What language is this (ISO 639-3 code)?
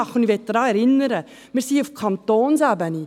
gsw